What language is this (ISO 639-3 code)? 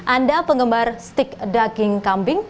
ind